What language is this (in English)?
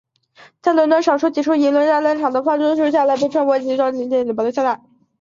Chinese